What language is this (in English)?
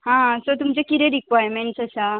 Konkani